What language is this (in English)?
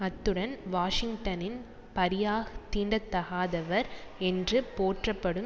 Tamil